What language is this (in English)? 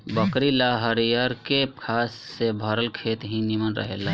Bhojpuri